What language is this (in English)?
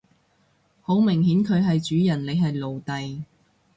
Cantonese